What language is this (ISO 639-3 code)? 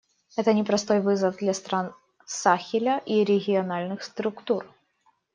rus